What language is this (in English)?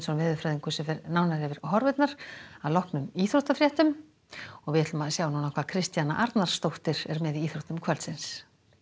Icelandic